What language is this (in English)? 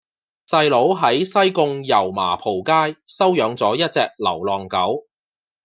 Cantonese